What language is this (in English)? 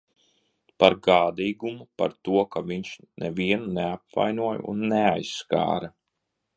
Latvian